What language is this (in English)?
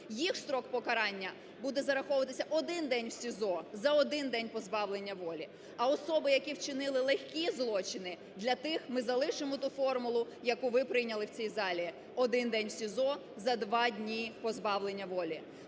Ukrainian